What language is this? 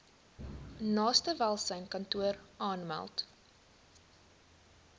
Afrikaans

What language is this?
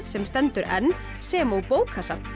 Icelandic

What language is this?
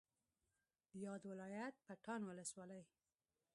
Pashto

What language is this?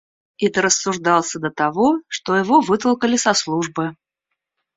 Russian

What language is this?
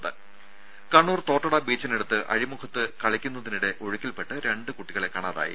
Malayalam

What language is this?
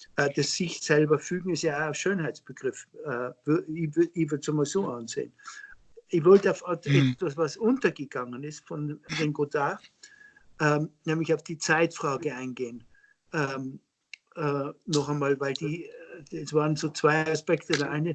German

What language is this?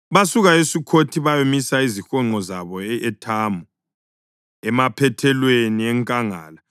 North Ndebele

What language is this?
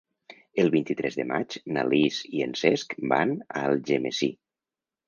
Catalan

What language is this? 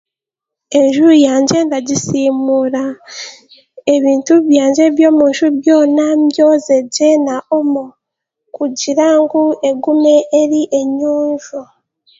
Chiga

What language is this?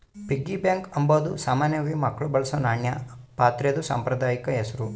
Kannada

